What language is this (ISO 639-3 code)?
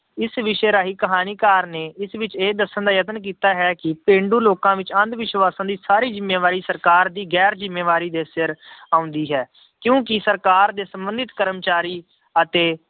pan